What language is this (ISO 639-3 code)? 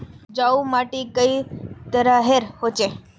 mag